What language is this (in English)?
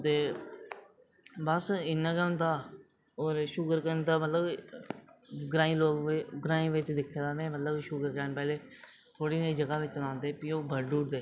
Dogri